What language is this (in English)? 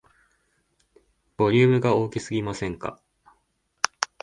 Japanese